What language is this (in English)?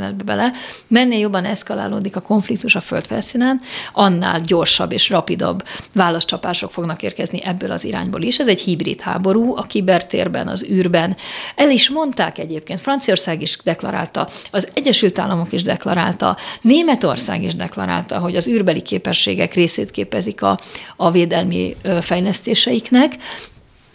Hungarian